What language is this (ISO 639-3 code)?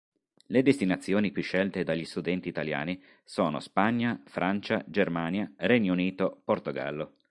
ita